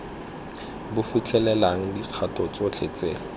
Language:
Tswana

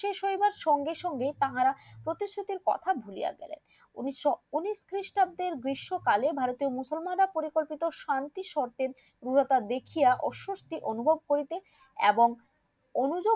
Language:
Bangla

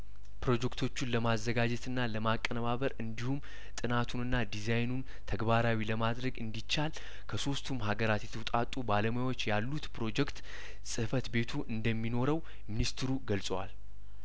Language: Amharic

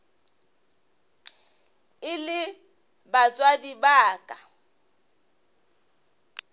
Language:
Northern Sotho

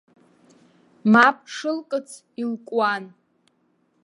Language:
Abkhazian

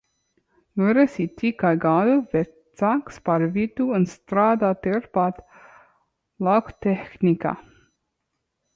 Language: Latvian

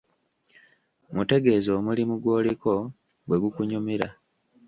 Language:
Ganda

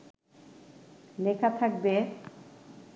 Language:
Bangla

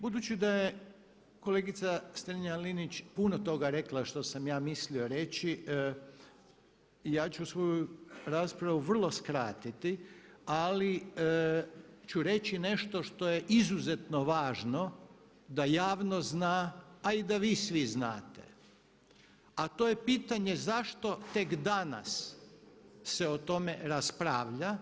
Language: Croatian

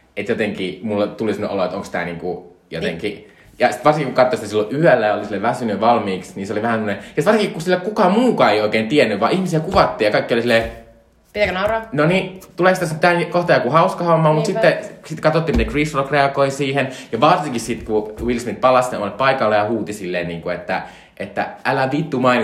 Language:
Finnish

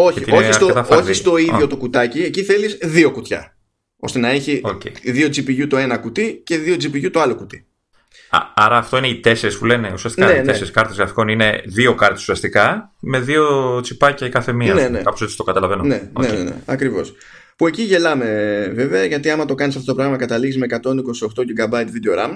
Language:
Greek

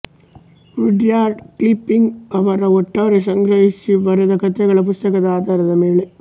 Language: Kannada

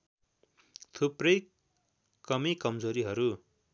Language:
Nepali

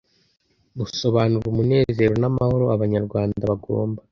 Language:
Kinyarwanda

